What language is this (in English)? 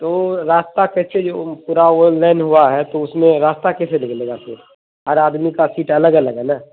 Urdu